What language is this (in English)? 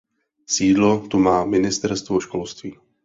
Czech